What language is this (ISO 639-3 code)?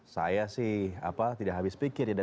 ind